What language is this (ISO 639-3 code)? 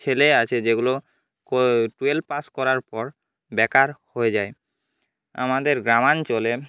ben